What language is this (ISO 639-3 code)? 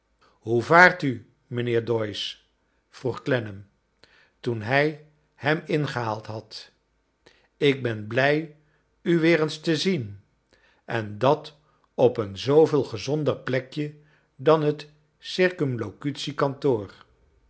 nld